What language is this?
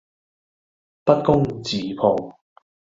Cantonese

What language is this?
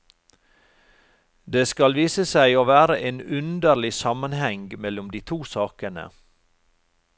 Norwegian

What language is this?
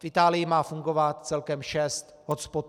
Czech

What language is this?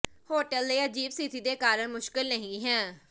Punjabi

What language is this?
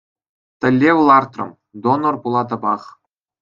Chuvash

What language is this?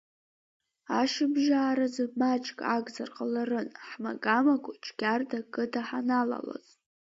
Abkhazian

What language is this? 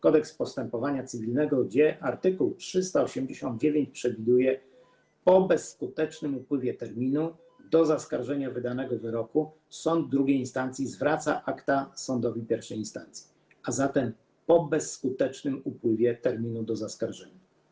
Polish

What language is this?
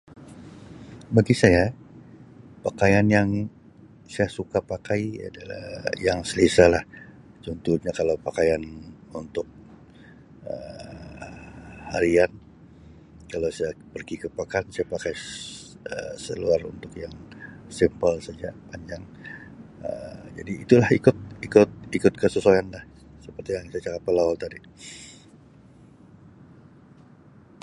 Sabah Malay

